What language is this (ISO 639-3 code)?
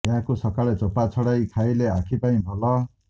ori